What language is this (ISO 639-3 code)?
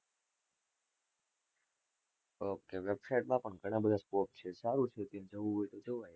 guj